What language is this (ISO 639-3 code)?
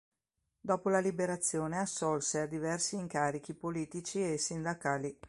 ita